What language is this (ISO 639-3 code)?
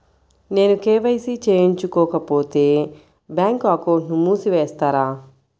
tel